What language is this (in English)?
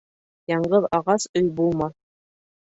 Bashkir